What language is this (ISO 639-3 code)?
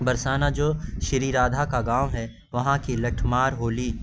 urd